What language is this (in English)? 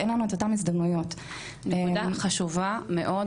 Hebrew